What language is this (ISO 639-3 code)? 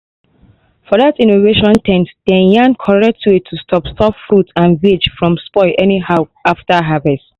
pcm